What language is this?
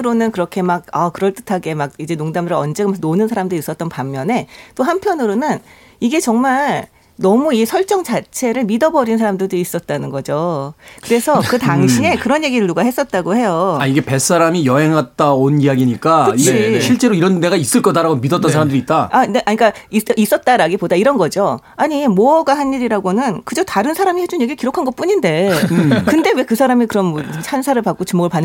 Korean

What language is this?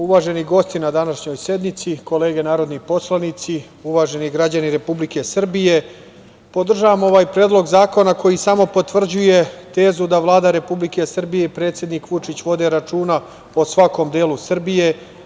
Serbian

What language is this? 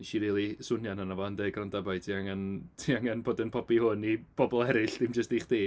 Welsh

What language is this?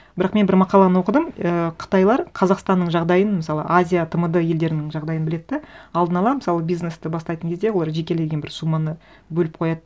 Kazakh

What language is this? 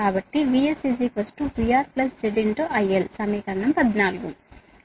Telugu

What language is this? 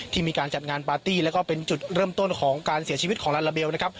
Thai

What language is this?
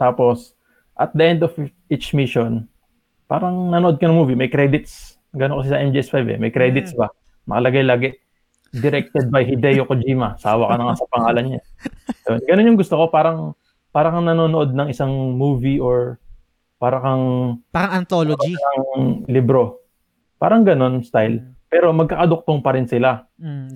Filipino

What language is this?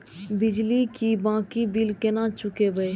Maithili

